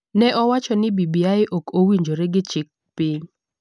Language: Luo (Kenya and Tanzania)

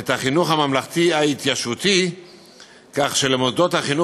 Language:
Hebrew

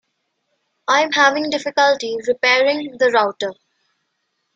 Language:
English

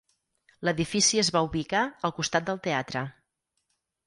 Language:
Catalan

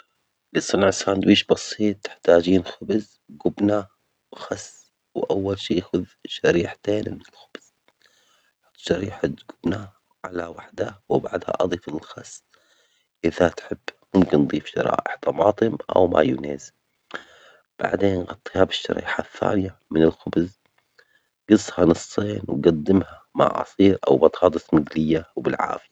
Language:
Omani Arabic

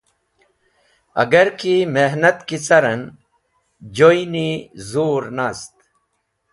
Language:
Wakhi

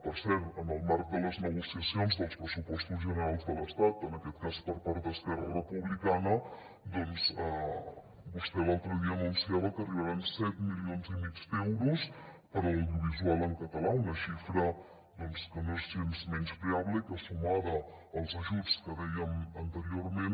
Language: Catalan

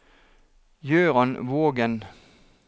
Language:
Norwegian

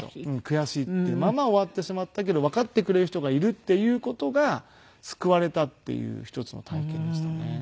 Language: Japanese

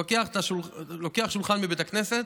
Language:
Hebrew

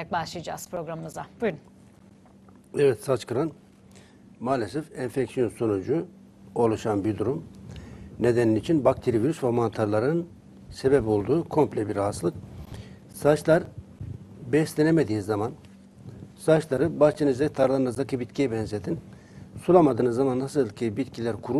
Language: Turkish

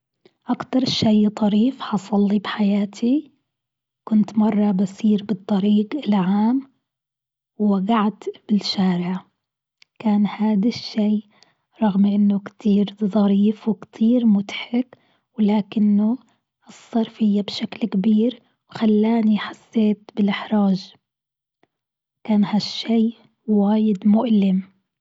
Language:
Gulf Arabic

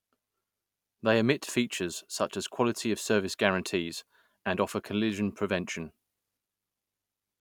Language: English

